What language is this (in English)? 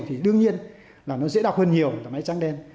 Vietnamese